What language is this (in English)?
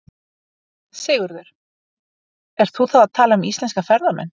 Icelandic